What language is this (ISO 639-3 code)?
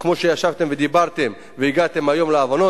heb